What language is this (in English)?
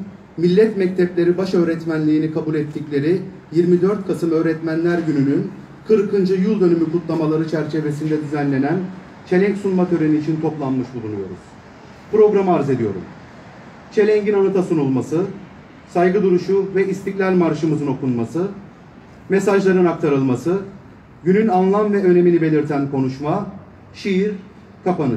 Turkish